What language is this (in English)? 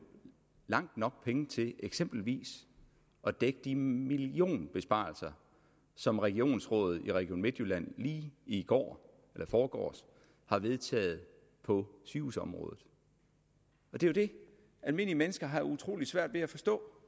Danish